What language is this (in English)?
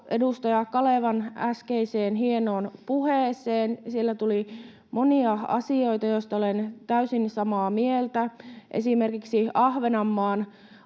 Finnish